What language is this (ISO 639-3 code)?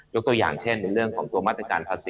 tha